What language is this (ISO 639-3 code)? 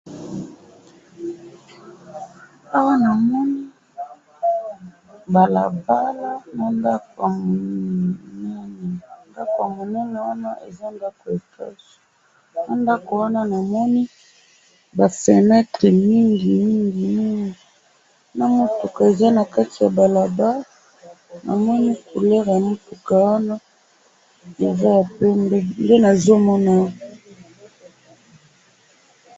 lin